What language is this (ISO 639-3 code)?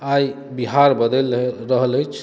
mai